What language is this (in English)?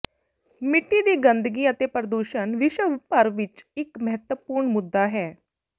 Punjabi